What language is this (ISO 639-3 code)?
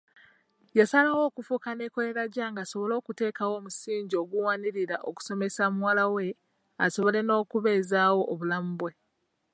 lug